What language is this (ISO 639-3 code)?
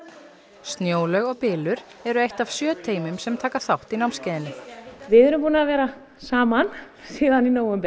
isl